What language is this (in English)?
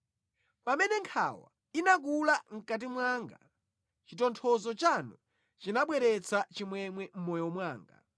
Nyanja